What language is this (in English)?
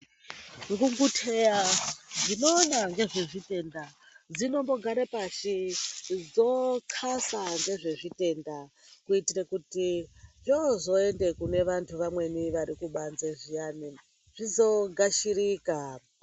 Ndau